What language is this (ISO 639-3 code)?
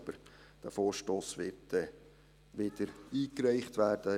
gsw